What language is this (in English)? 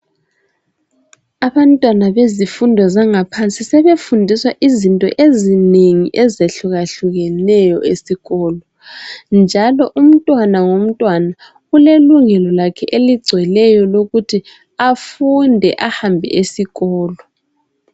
North Ndebele